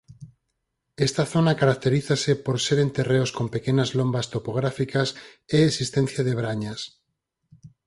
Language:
Galician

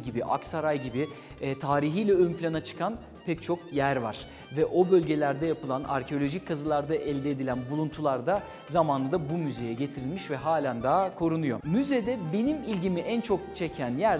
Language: Turkish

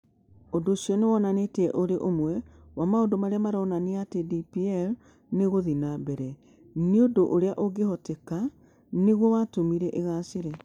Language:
Kikuyu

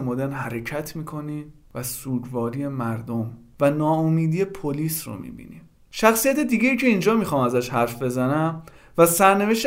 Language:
Persian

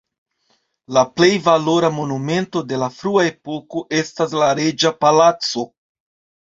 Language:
Esperanto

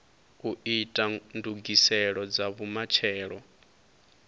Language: Venda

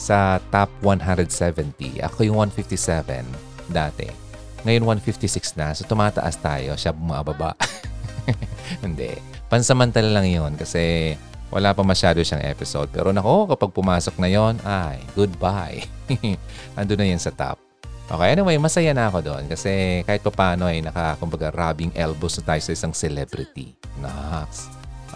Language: Filipino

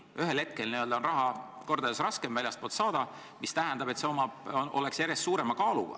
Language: Estonian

